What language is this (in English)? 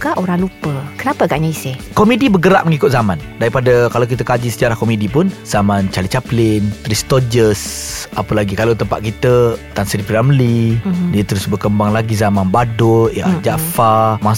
Malay